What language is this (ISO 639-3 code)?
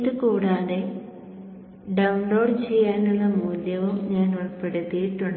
mal